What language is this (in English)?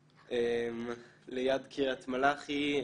Hebrew